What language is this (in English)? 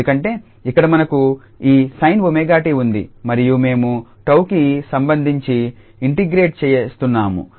Telugu